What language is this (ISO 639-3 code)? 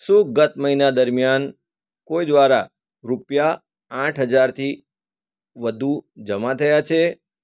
guj